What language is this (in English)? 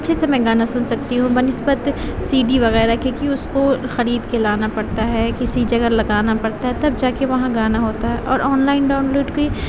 Urdu